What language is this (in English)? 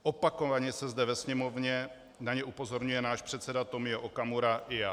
Czech